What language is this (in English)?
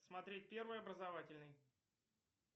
Russian